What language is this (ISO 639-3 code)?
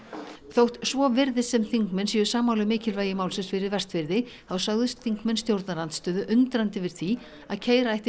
isl